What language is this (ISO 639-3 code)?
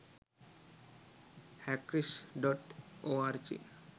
sin